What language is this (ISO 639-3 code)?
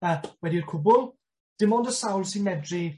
cym